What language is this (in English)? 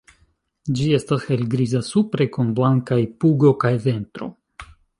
Esperanto